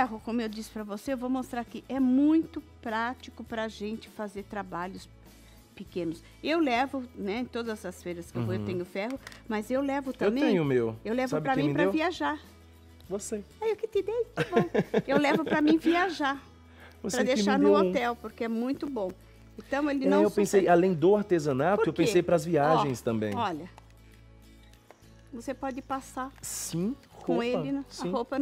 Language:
Portuguese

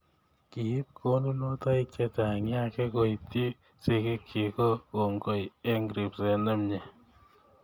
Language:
Kalenjin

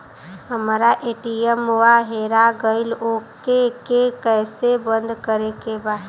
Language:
Bhojpuri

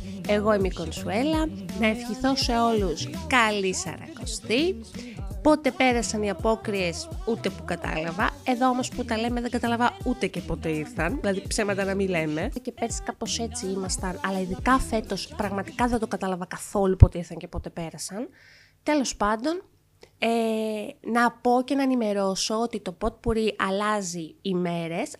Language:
Greek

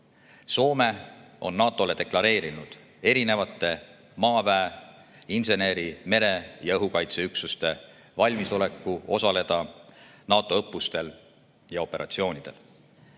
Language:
Estonian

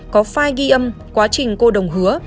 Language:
Vietnamese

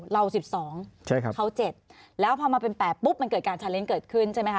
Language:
Thai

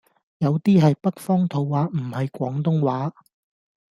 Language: Cantonese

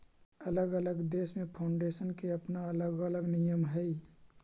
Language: Magahi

